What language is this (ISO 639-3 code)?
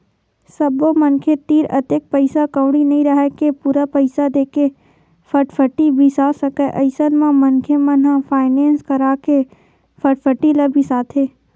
hne